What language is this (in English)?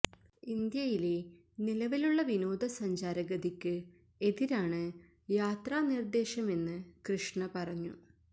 Malayalam